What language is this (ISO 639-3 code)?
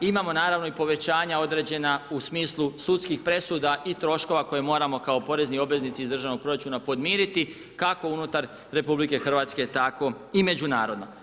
hrv